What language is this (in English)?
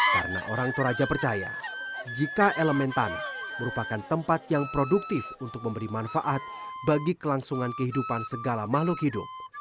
Indonesian